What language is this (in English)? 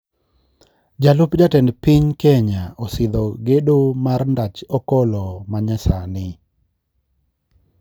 Luo (Kenya and Tanzania)